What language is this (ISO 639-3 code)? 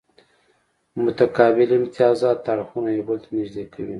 pus